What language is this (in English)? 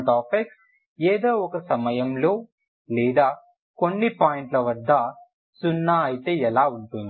Telugu